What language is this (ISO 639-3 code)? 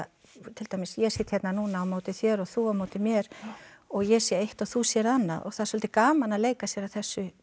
isl